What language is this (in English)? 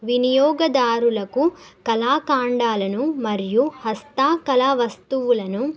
Telugu